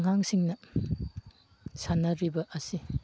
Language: Manipuri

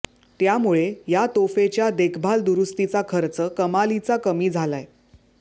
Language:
Marathi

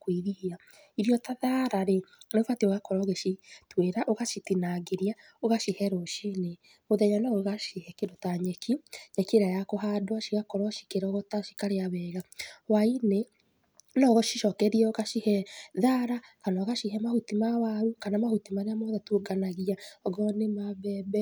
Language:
Kikuyu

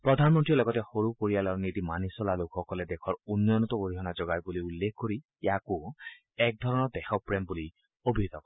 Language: Assamese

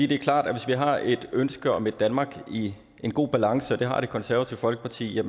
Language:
Danish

